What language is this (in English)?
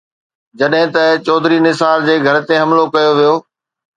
Sindhi